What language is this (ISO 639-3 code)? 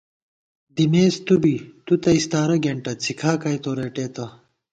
gwt